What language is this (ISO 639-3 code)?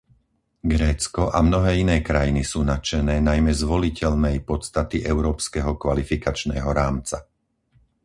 slk